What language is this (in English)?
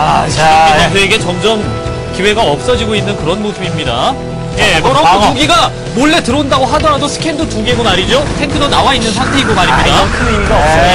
Korean